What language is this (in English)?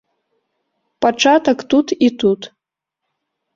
Belarusian